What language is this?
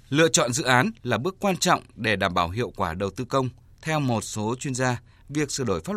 Vietnamese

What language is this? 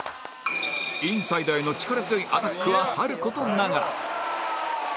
Japanese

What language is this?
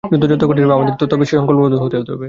Bangla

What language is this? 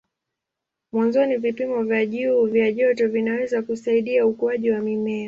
Swahili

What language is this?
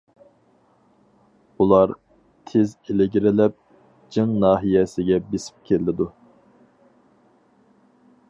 Uyghur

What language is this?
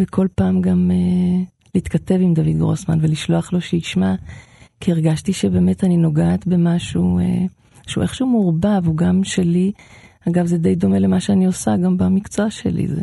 Hebrew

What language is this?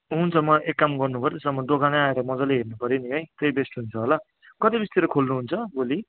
Nepali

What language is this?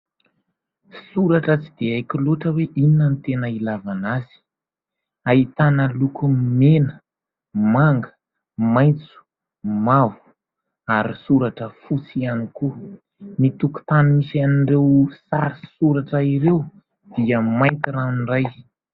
Malagasy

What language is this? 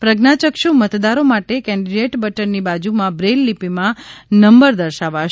Gujarati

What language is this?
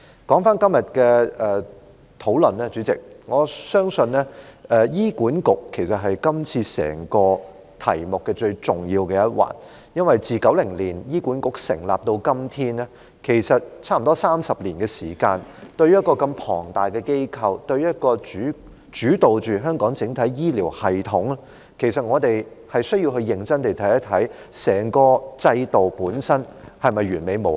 Cantonese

